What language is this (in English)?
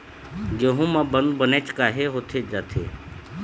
Chhattisgarhi